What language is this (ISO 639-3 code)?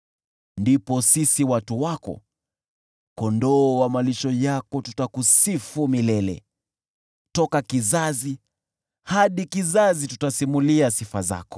swa